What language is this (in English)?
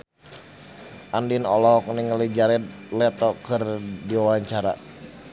Sundanese